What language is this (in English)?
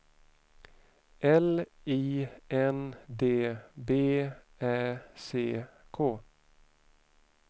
Swedish